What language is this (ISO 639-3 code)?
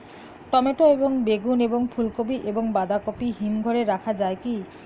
ben